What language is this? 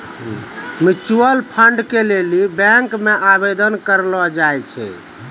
Maithili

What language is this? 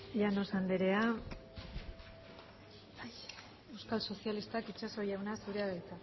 Basque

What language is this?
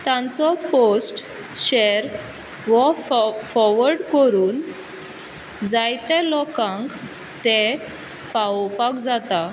Konkani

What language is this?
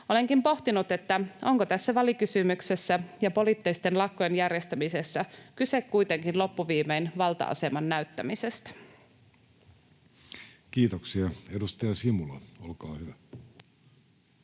Finnish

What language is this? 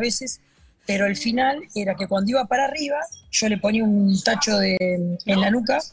Spanish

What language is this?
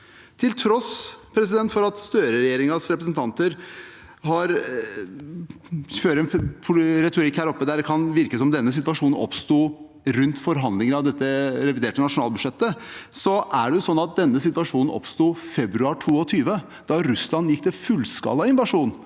Norwegian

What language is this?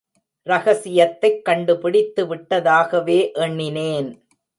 Tamil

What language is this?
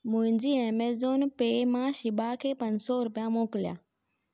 Sindhi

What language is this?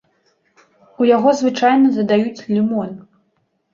Belarusian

